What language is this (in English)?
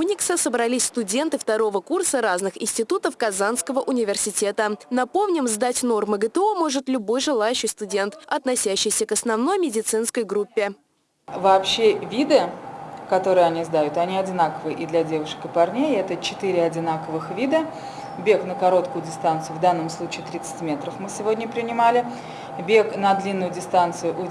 Russian